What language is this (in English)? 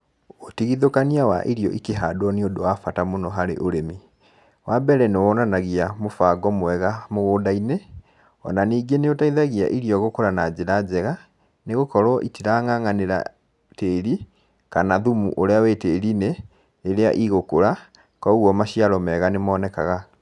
Kikuyu